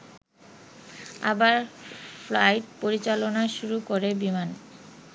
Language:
Bangla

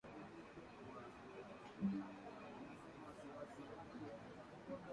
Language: Swahili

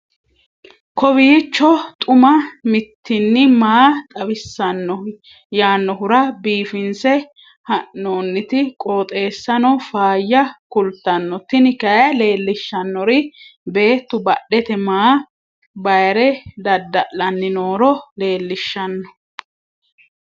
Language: Sidamo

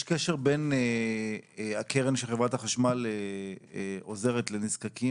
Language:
Hebrew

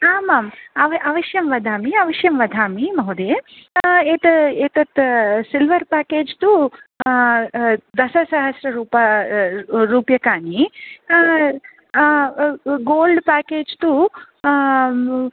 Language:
Sanskrit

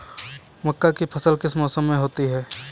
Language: Hindi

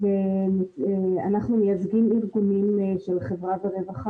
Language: Hebrew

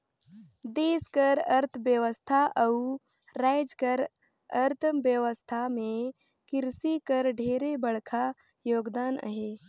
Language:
Chhattisgarhi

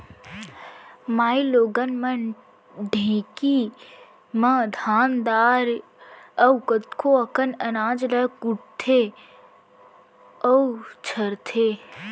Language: Chhattisgarhi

